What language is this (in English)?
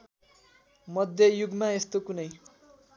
Nepali